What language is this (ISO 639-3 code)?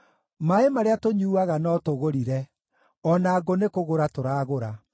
kik